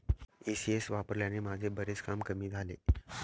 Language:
Marathi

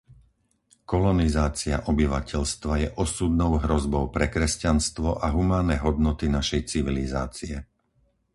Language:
Slovak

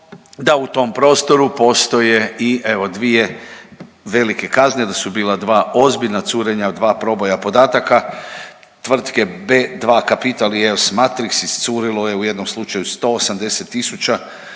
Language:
Croatian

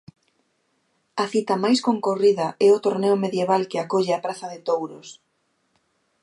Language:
Galician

